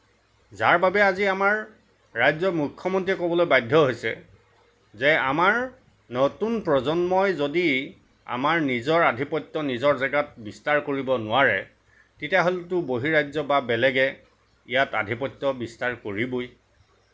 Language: Assamese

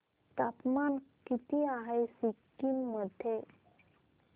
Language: Marathi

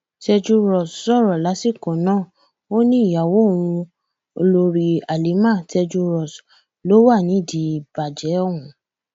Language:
Yoruba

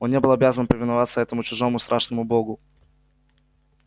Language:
Russian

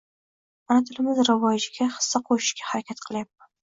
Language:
Uzbek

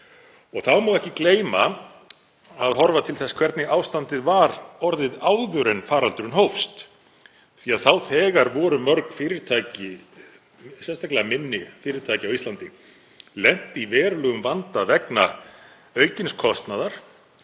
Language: Icelandic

